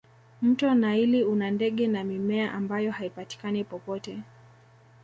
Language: Swahili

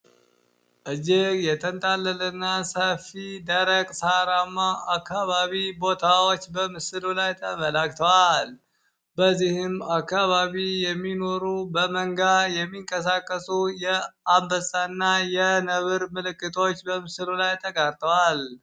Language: Amharic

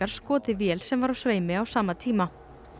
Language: Icelandic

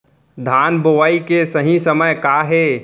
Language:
Chhattisgarhi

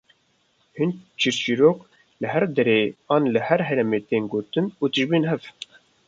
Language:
Kurdish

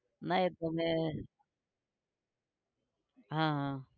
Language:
Gujarati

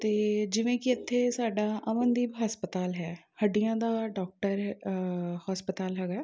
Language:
Punjabi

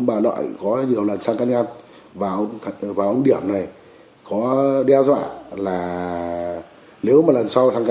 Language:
Vietnamese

